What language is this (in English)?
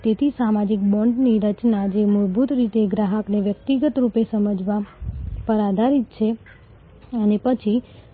Gujarati